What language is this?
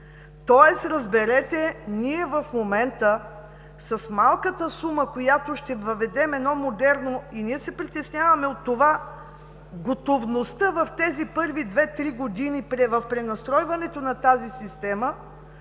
Bulgarian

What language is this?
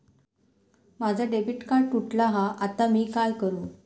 Marathi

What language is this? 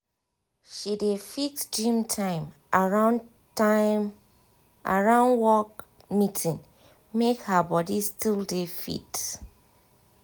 Nigerian Pidgin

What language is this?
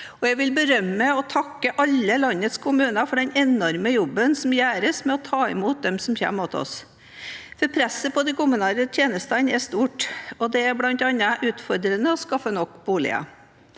Norwegian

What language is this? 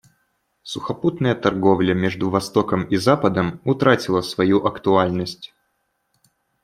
Russian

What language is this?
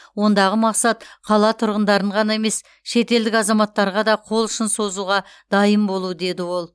Kazakh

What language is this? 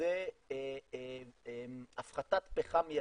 Hebrew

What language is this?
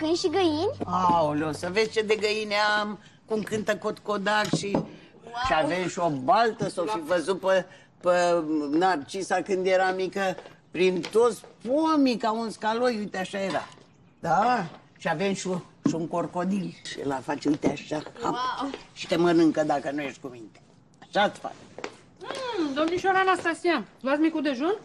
Romanian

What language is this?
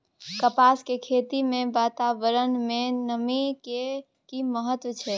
Maithili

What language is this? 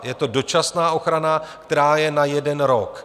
Czech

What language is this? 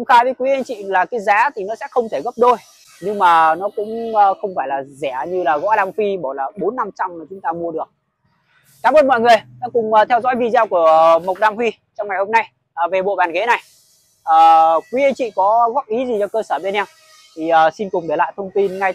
Vietnamese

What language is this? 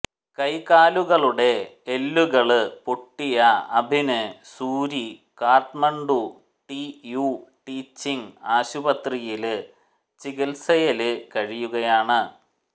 Malayalam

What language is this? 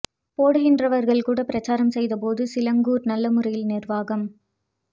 Tamil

